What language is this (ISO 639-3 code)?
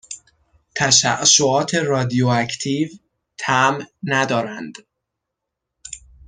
fas